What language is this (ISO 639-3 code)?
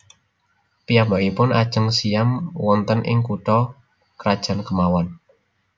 jav